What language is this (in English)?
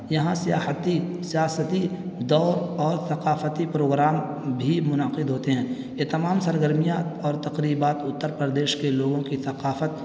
Urdu